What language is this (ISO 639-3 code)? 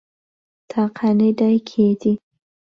ckb